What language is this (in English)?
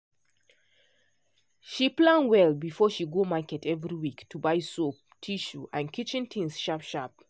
Nigerian Pidgin